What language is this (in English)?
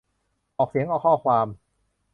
Thai